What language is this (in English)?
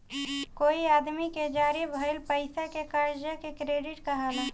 Bhojpuri